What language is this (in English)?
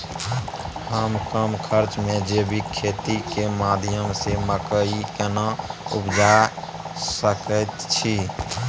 Maithili